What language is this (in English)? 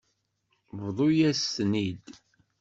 Kabyle